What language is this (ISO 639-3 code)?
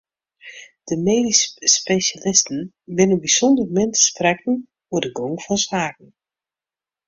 fry